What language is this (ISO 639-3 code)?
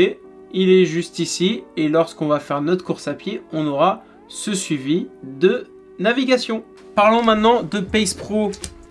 fra